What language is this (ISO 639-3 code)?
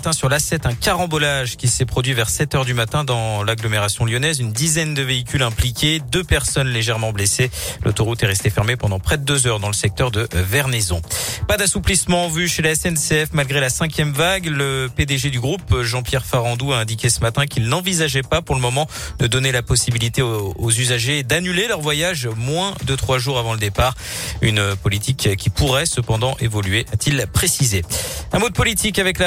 fra